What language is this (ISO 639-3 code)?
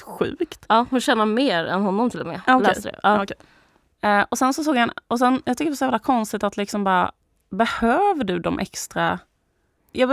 swe